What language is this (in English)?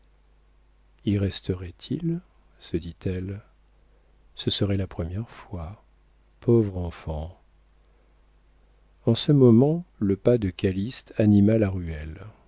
French